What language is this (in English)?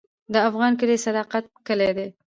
Pashto